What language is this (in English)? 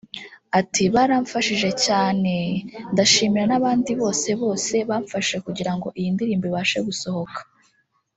Kinyarwanda